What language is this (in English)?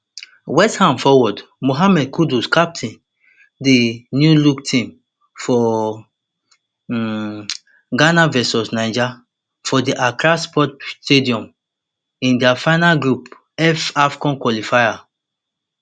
Nigerian Pidgin